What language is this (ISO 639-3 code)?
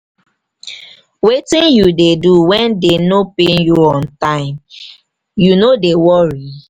pcm